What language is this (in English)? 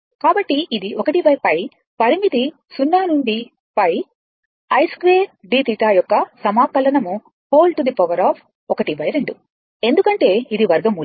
Telugu